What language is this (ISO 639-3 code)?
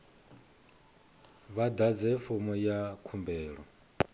ven